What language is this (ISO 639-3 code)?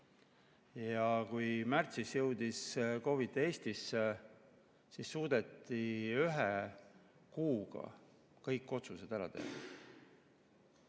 est